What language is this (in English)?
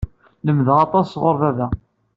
Kabyle